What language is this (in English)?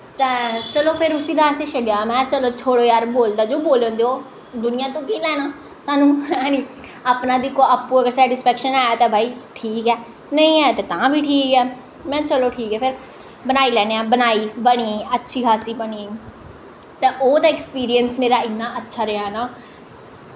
Dogri